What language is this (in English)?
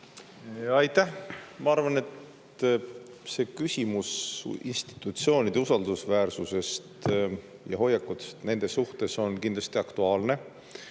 Estonian